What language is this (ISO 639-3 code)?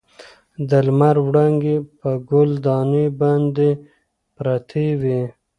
pus